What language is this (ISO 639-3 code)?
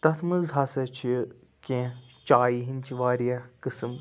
kas